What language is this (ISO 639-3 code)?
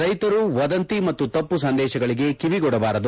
kan